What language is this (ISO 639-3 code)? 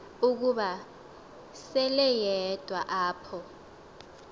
xho